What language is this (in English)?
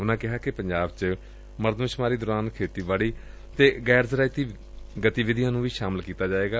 Punjabi